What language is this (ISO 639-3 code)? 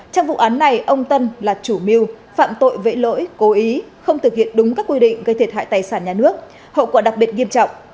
vie